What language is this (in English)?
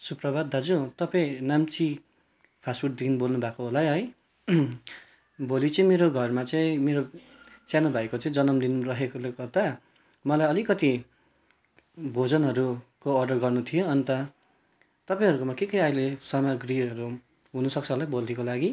Nepali